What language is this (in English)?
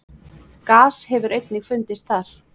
Icelandic